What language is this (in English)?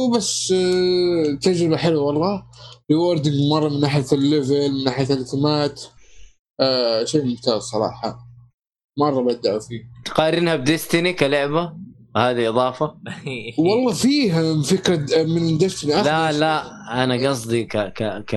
Arabic